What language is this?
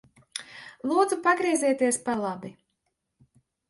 Latvian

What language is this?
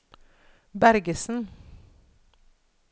Norwegian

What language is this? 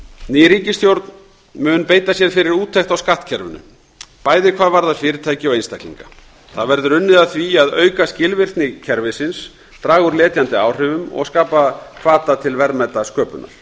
Icelandic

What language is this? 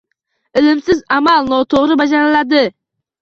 Uzbek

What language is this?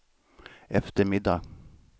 Swedish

